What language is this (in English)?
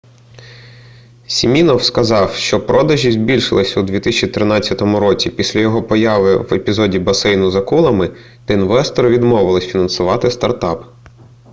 Ukrainian